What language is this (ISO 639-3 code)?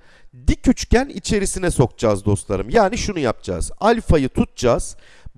tur